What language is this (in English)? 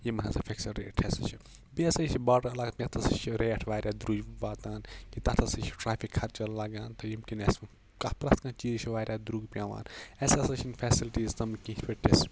Kashmiri